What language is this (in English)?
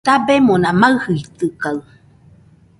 Nüpode Huitoto